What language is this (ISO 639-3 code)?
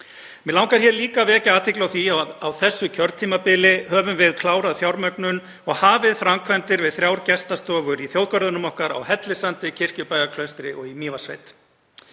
isl